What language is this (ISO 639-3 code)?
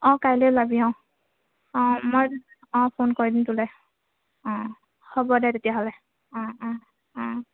asm